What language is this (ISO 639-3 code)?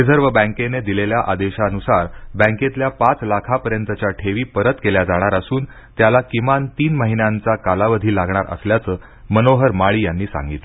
mar